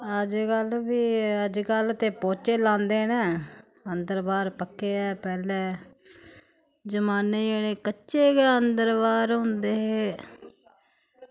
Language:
Dogri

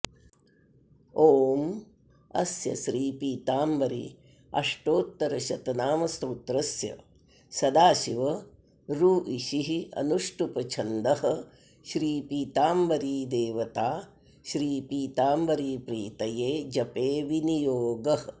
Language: Sanskrit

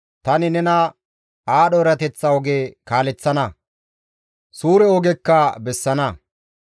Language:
Gamo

